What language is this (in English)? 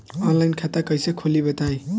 Bhojpuri